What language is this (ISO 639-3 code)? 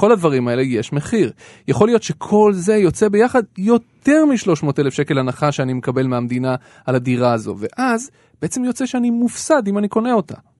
heb